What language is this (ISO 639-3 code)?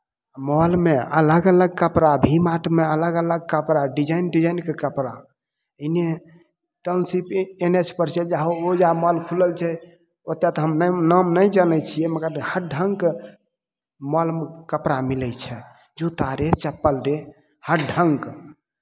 mai